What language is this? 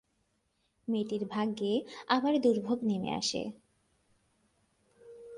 Bangla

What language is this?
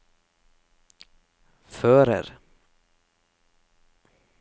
Norwegian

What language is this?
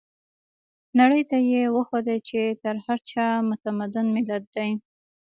Pashto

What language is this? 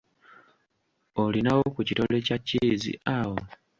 Ganda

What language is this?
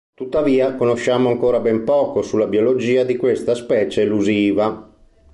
Italian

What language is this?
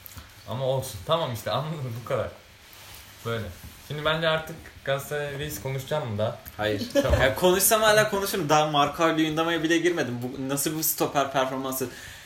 Turkish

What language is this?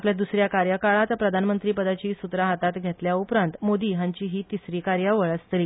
Konkani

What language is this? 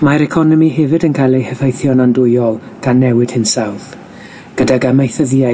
Welsh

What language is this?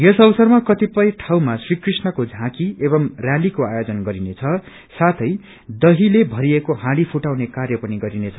Nepali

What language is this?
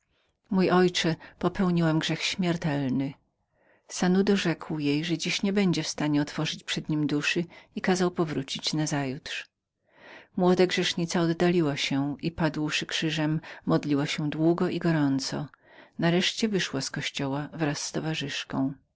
Polish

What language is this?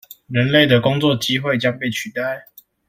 Chinese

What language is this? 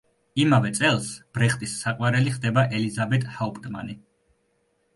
Georgian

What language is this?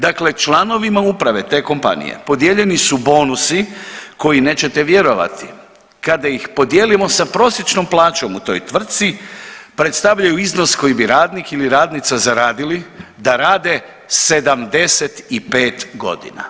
Croatian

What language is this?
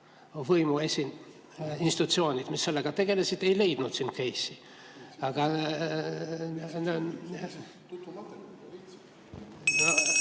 Estonian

